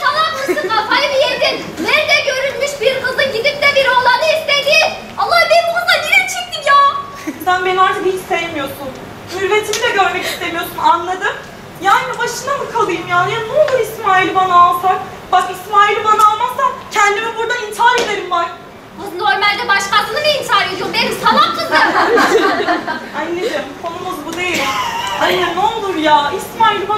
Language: Turkish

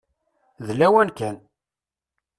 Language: Kabyle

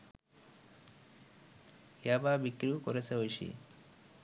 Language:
Bangla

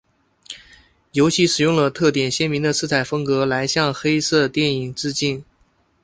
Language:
Chinese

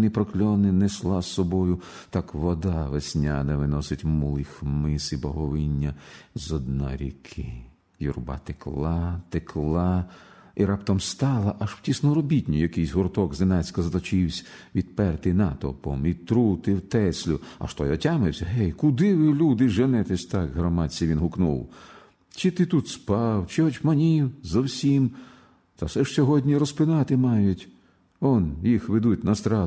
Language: Ukrainian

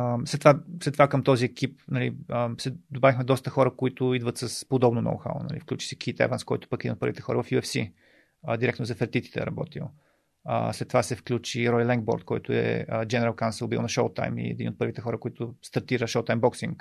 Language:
Bulgarian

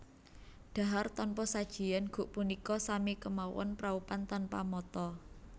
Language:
Javanese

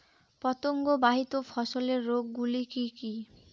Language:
Bangla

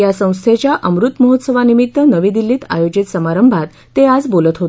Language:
Marathi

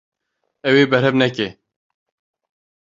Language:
Kurdish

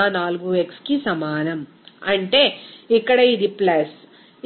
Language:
Telugu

